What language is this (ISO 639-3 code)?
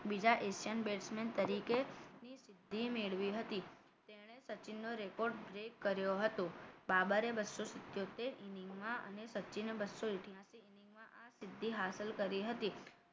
guj